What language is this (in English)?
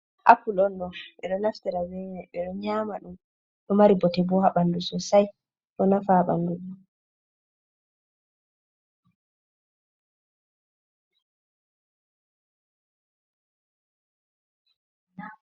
Fula